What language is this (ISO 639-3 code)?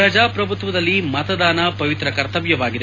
kan